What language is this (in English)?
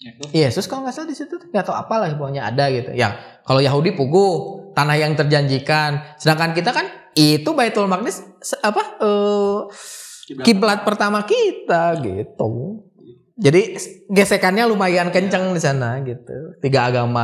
Indonesian